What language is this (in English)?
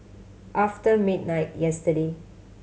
English